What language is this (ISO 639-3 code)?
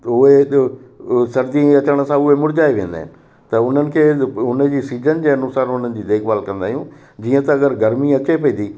snd